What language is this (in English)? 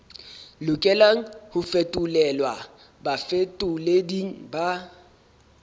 Southern Sotho